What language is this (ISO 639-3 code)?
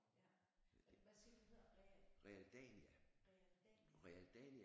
dan